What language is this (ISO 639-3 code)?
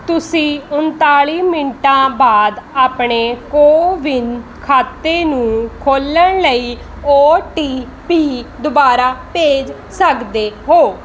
pan